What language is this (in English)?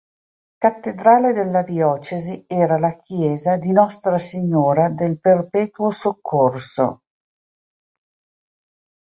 Italian